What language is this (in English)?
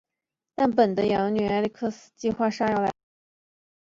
Chinese